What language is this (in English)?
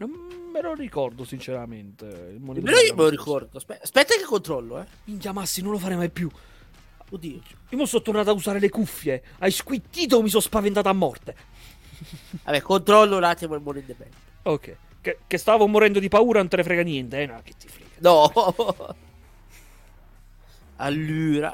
Italian